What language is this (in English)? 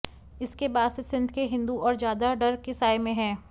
Hindi